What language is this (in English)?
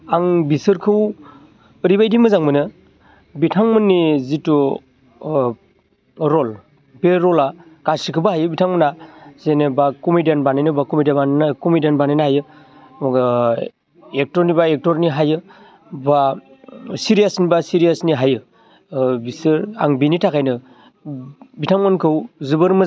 Bodo